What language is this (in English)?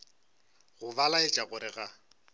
Northern Sotho